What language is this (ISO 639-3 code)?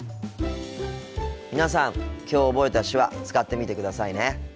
jpn